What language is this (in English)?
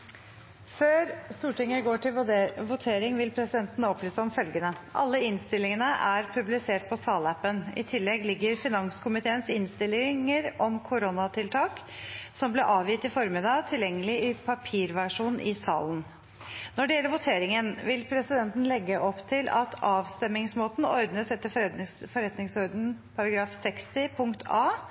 Norwegian Bokmål